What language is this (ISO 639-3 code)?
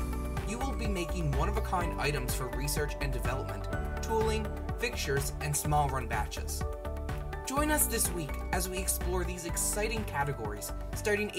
eng